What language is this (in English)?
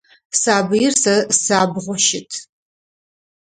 Adyghe